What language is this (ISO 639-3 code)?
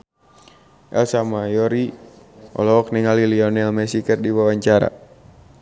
sun